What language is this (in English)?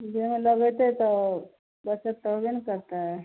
Maithili